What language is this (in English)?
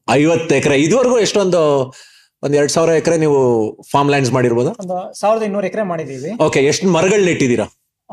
Kannada